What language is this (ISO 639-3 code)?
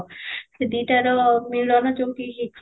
ori